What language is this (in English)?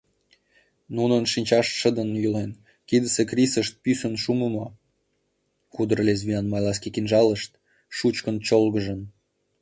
Mari